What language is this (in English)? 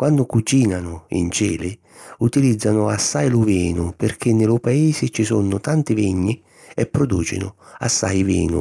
Sicilian